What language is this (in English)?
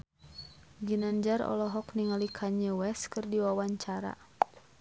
Sundanese